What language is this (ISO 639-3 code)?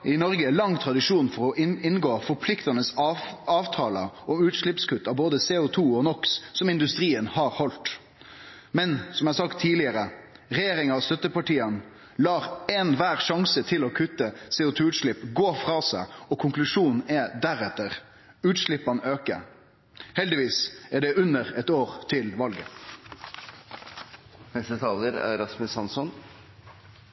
nno